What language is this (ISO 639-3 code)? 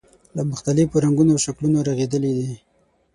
pus